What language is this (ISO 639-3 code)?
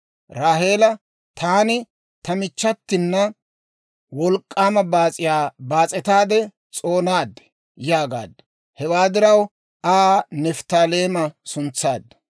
dwr